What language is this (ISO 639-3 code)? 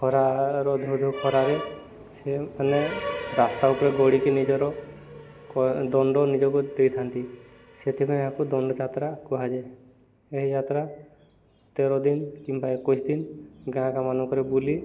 ori